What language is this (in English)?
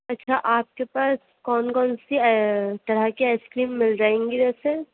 Urdu